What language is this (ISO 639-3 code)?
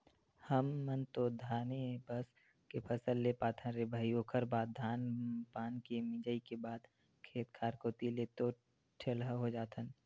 hne